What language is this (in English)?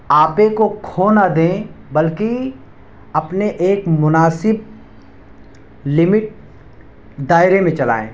Urdu